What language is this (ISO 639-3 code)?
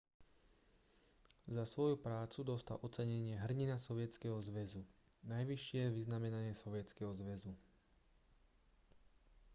slk